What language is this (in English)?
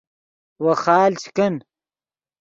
Yidgha